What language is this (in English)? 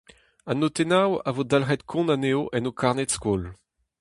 Breton